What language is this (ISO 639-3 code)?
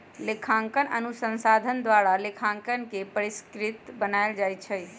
mag